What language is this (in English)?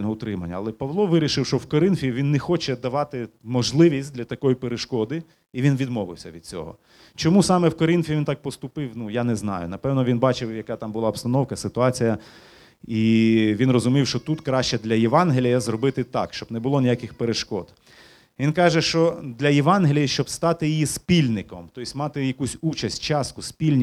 Ukrainian